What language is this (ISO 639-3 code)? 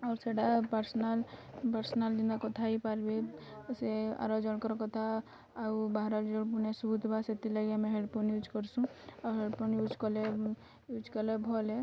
ori